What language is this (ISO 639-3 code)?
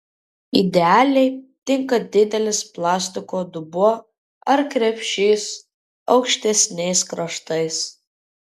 lit